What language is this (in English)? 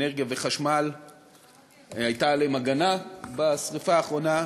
Hebrew